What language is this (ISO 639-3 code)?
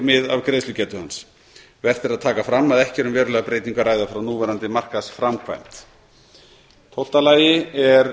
isl